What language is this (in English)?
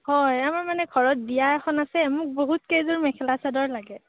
Assamese